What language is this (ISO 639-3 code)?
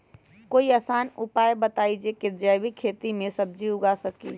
mag